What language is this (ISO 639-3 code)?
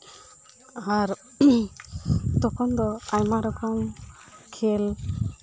sat